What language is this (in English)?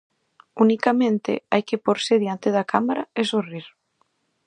Galician